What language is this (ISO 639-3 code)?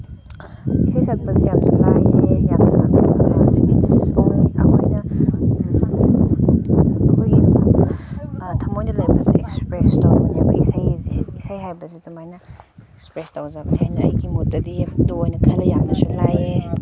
mni